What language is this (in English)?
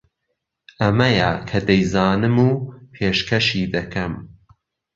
Central Kurdish